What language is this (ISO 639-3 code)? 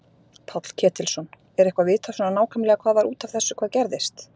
isl